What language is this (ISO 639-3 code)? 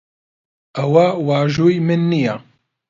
ckb